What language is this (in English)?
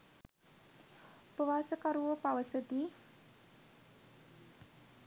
Sinhala